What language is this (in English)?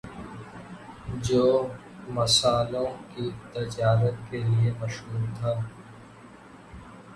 Urdu